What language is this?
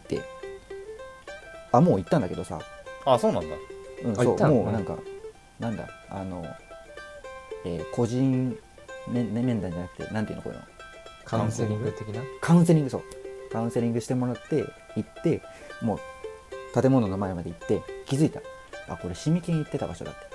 Japanese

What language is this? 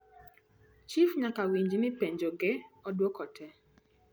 Luo (Kenya and Tanzania)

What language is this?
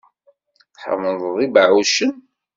Kabyle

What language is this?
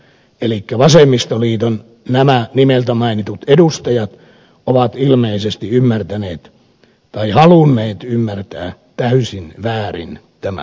Finnish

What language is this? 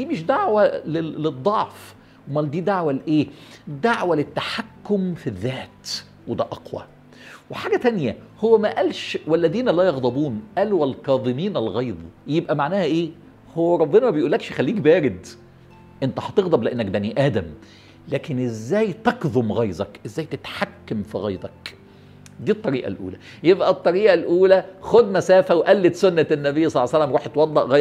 Arabic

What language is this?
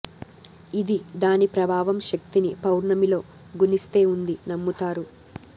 Telugu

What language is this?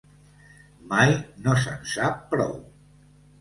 Catalan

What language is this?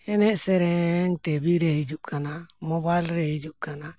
Santali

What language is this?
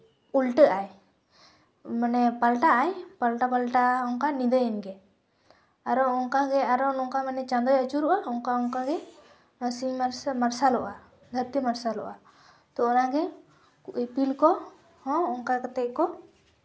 Santali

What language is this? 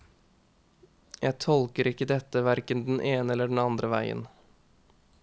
Norwegian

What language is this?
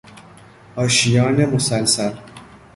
Persian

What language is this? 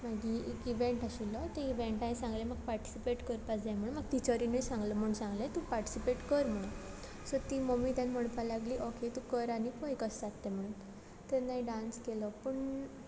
Konkani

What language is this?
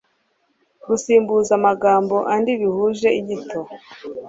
Kinyarwanda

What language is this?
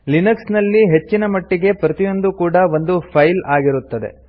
Kannada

